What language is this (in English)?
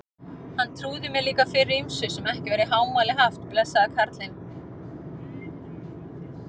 Icelandic